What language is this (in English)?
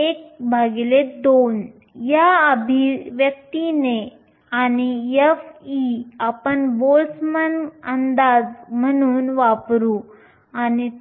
Marathi